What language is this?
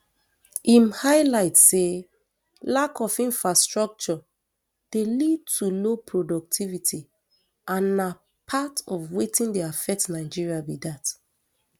Nigerian Pidgin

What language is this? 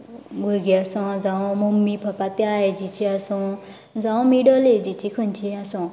Konkani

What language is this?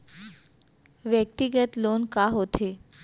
Chhattisgarhi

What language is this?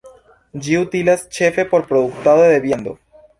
Esperanto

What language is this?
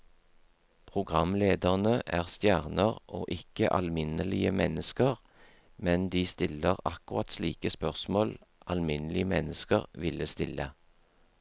Norwegian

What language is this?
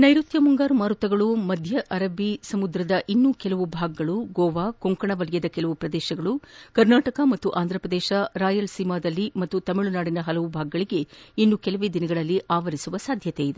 Kannada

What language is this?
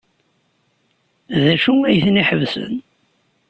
Kabyle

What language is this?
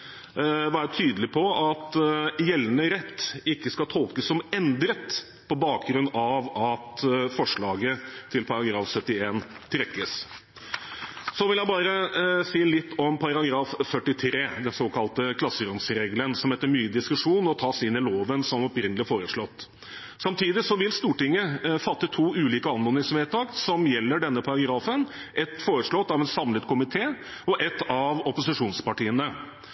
Norwegian Bokmål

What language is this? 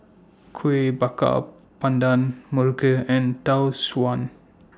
English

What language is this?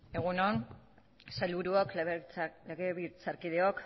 Basque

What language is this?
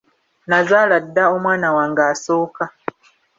Ganda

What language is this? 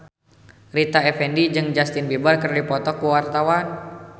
Sundanese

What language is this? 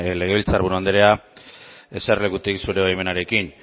Basque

